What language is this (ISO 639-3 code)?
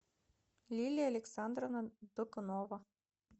rus